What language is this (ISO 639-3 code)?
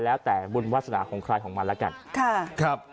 tha